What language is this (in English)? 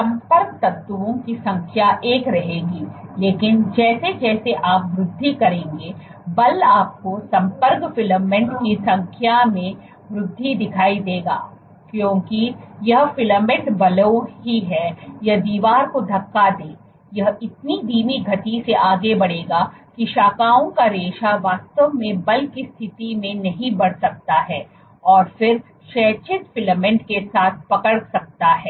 Hindi